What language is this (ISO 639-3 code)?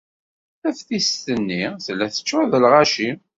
kab